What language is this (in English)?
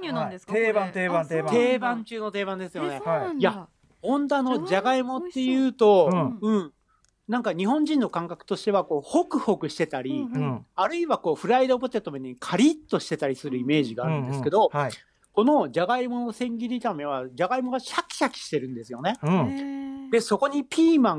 Japanese